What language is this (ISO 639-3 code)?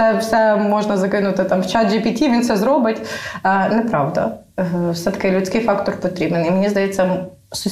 ukr